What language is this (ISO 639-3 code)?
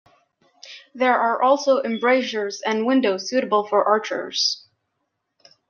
eng